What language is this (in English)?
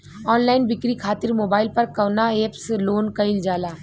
Bhojpuri